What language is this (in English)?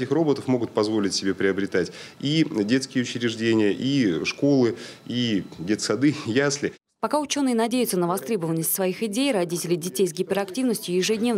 Russian